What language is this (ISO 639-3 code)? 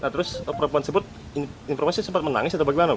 ind